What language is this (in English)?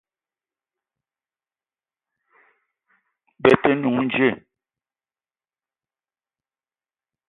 Eton (Cameroon)